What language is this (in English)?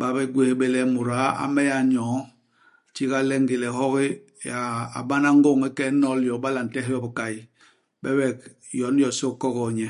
Basaa